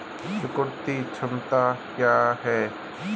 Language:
Hindi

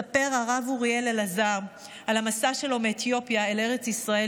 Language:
Hebrew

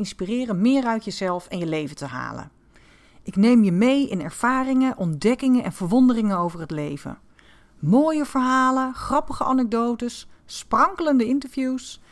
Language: Dutch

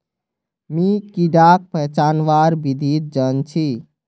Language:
Magahi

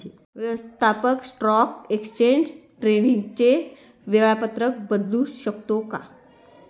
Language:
Marathi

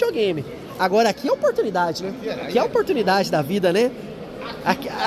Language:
Portuguese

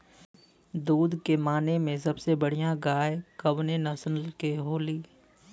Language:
Bhojpuri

